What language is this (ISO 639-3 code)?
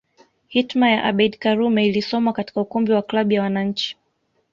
swa